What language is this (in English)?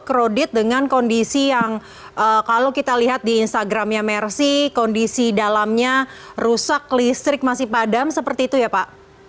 Indonesian